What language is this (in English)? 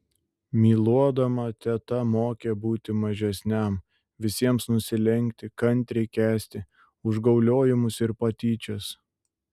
Lithuanian